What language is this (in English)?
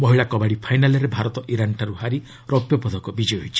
Odia